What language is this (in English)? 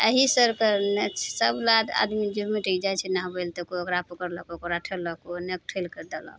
Maithili